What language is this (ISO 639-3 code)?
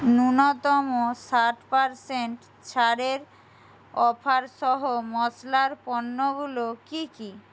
ben